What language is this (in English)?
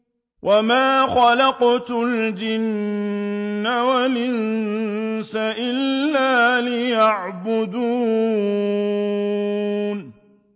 Arabic